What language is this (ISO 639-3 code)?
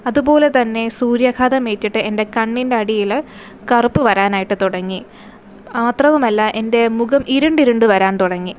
mal